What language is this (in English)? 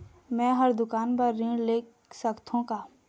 Chhattisgarhi